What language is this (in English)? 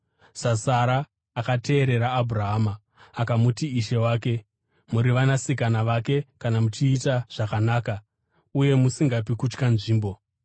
Shona